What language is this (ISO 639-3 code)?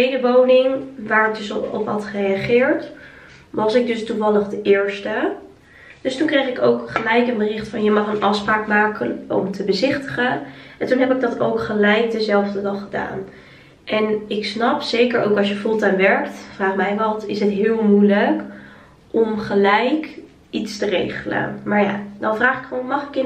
nld